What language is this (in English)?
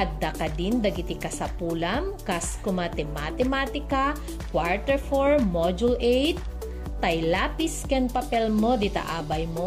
Filipino